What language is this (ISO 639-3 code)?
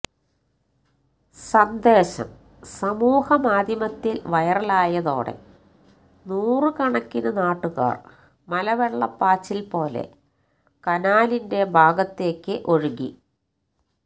mal